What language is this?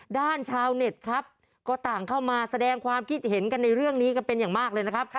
Thai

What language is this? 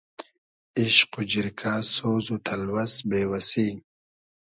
Hazaragi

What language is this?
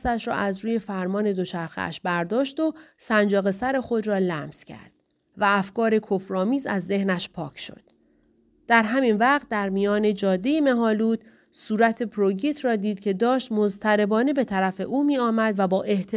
Persian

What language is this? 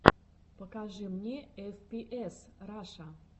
Russian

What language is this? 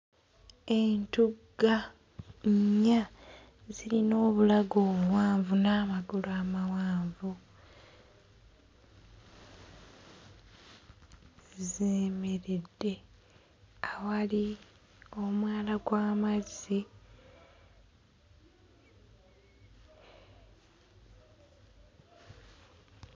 Ganda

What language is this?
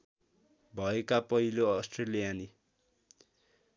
Nepali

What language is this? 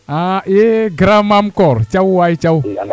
Serer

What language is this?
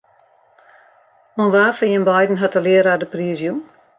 Western Frisian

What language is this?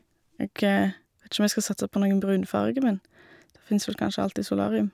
Norwegian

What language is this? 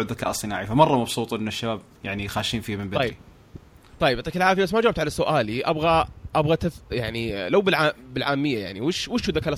Arabic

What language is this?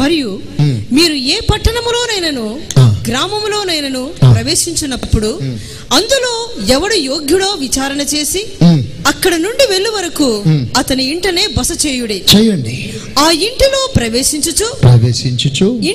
Telugu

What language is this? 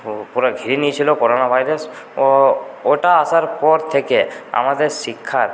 Bangla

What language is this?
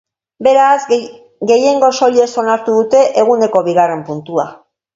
Basque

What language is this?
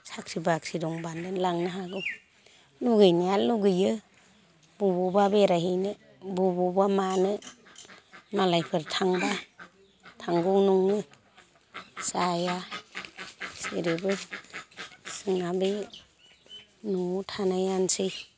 Bodo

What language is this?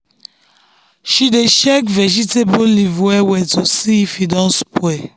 Nigerian Pidgin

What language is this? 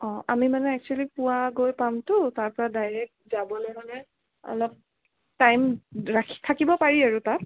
Assamese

